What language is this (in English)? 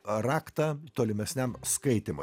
Lithuanian